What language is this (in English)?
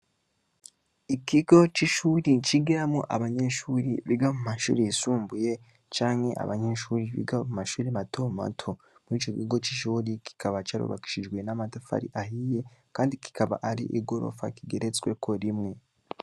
Rundi